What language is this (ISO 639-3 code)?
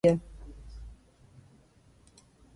fry